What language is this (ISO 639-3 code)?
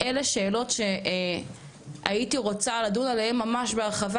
heb